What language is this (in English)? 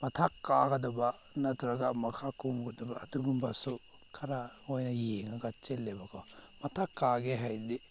Manipuri